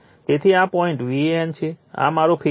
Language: Gujarati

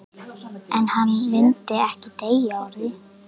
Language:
Icelandic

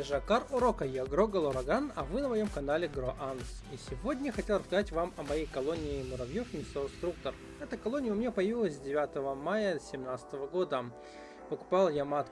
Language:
Russian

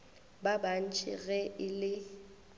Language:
Northern Sotho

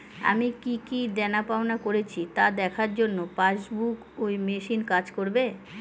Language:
Bangla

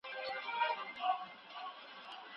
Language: Pashto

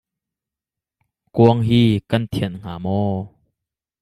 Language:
Hakha Chin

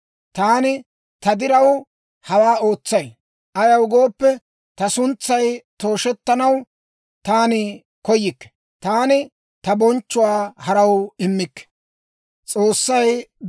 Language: Dawro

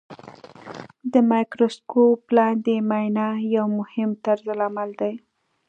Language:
Pashto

